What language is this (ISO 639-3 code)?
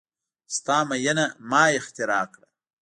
pus